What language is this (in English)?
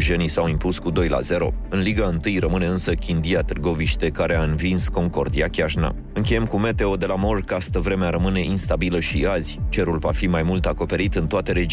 Romanian